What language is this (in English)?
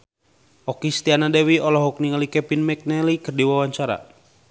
Sundanese